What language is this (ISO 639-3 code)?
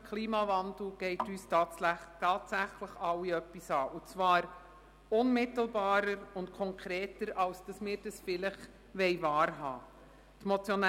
gsw